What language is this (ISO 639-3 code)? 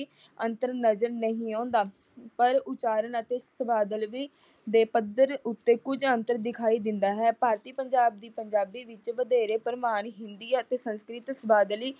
pan